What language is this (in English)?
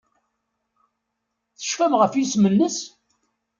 Kabyle